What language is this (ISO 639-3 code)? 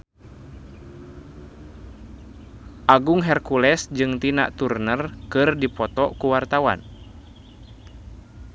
sun